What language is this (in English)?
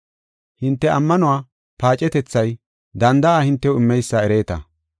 Gofa